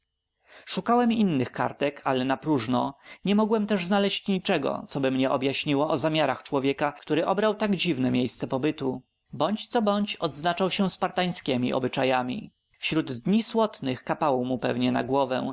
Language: Polish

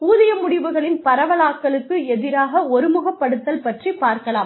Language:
Tamil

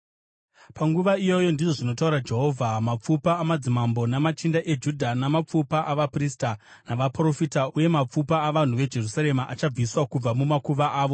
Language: Shona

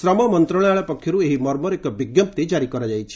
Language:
Odia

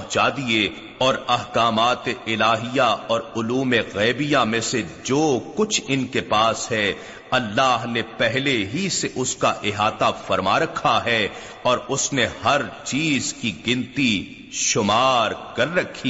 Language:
Urdu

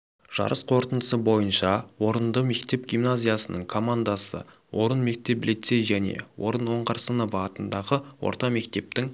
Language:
Kazakh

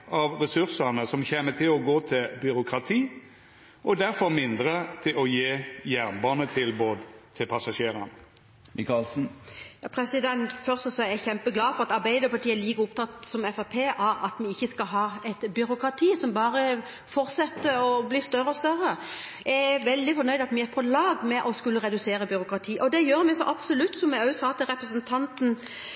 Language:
Norwegian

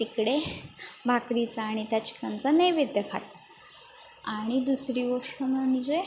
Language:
Marathi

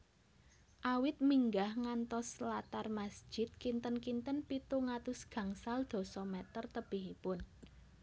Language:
Javanese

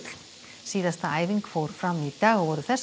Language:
Icelandic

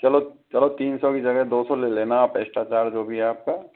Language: Hindi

